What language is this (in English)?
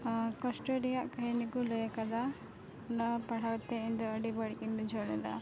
Santali